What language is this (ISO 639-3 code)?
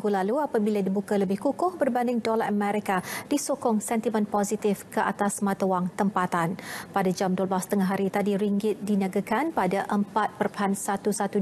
msa